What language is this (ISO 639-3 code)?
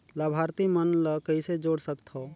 hne